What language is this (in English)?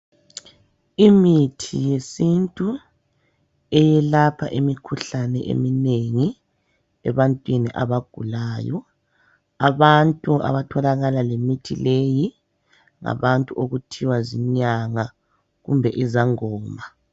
North Ndebele